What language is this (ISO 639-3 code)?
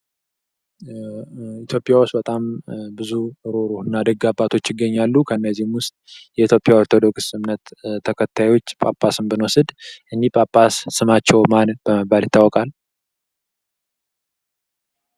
amh